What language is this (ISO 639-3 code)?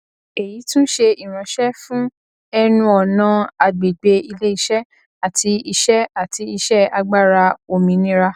yor